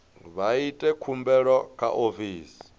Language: Venda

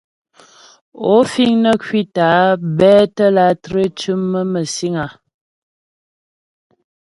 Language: Ghomala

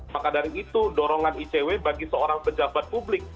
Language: Indonesian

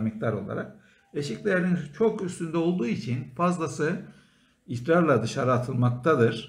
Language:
Turkish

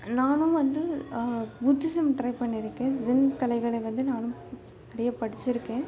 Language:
Tamil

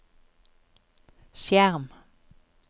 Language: Norwegian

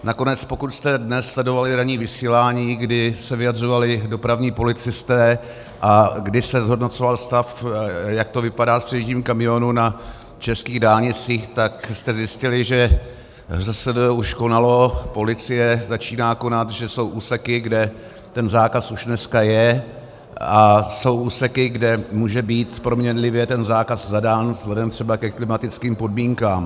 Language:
Czech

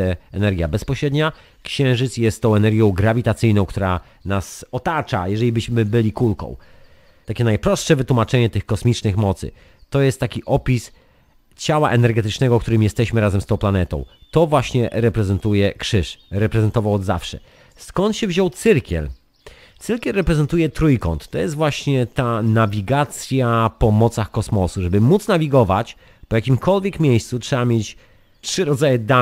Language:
Polish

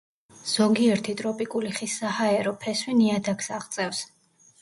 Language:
Georgian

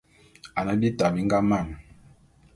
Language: Bulu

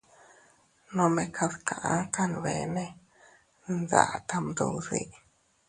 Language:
Teutila Cuicatec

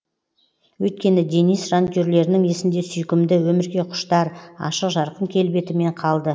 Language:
Kazakh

